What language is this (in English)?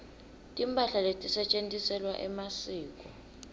Swati